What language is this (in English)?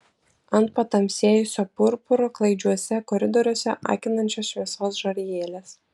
Lithuanian